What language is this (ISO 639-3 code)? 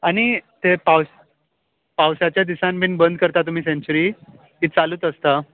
kok